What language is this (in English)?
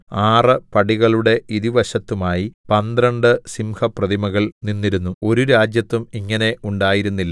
Malayalam